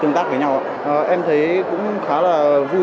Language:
Vietnamese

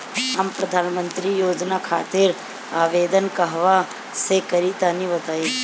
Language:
Bhojpuri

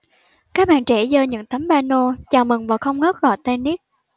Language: Vietnamese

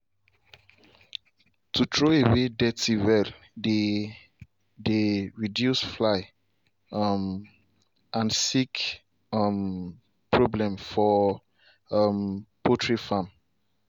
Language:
Nigerian Pidgin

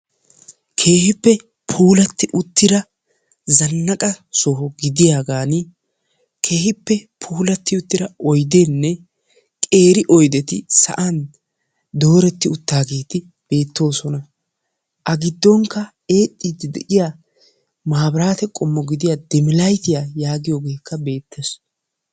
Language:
Wolaytta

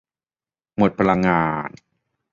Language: Thai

